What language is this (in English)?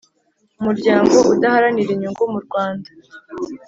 Kinyarwanda